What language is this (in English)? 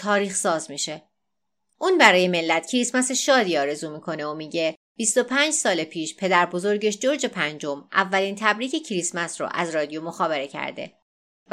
Persian